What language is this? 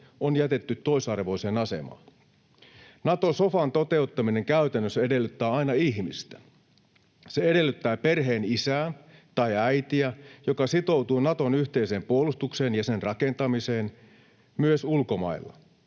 Finnish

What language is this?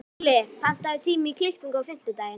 Icelandic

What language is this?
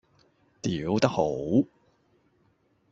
Cantonese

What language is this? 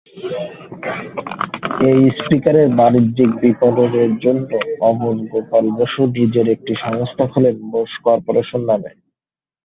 Bangla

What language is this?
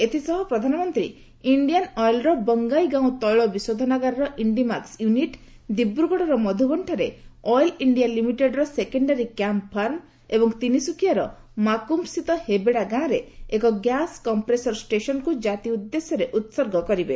Odia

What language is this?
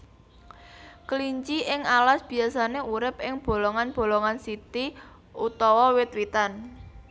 Javanese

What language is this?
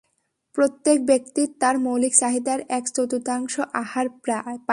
Bangla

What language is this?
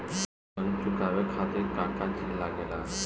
Bhojpuri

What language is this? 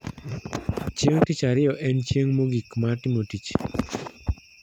Luo (Kenya and Tanzania)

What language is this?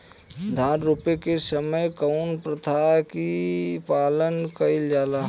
Bhojpuri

